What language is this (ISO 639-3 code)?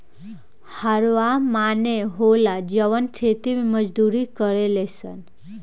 bho